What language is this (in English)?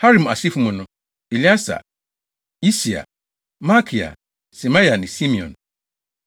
Akan